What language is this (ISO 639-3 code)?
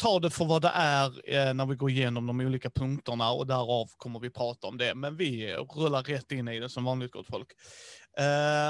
swe